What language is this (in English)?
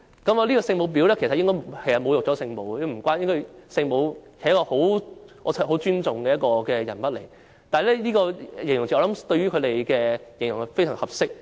Cantonese